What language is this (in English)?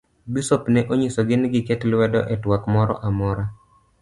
Luo (Kenya and Tanzania)